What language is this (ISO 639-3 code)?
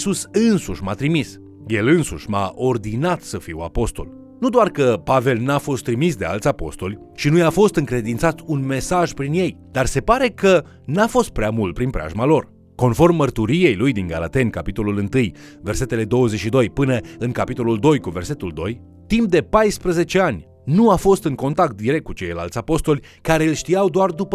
ron